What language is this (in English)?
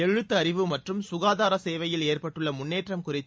Tamil